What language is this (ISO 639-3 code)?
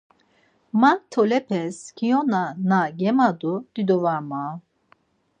lzz